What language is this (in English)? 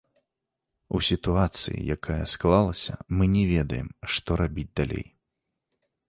Belarusian